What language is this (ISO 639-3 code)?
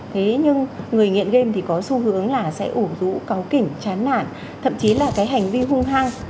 vie